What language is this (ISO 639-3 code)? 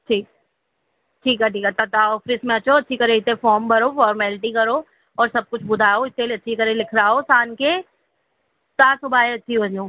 snd